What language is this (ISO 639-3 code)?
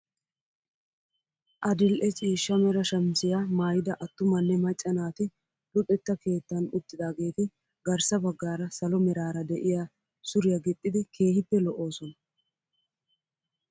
wal